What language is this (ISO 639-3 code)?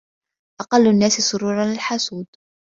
ara